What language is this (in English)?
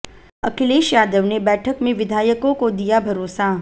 Hindi